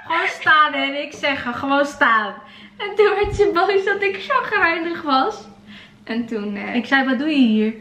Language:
Dutch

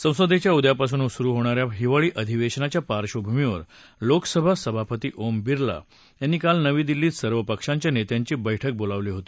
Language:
Marathi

